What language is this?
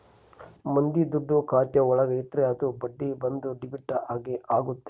Kannada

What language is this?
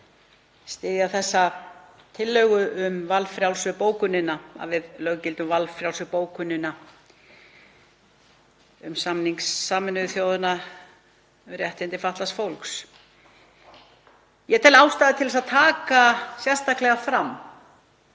Icelandic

